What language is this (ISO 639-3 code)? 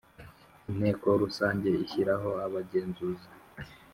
kin